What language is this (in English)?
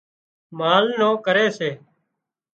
Wadiyara Koli